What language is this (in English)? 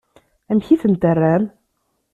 Kabyle